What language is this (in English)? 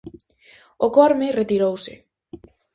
Galician